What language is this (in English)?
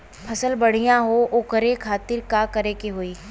Bhojpuri